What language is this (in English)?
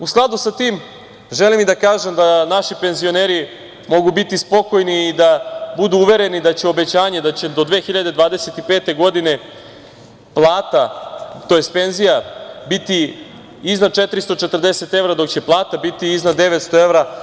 Serbian